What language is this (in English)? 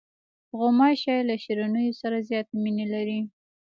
Pashto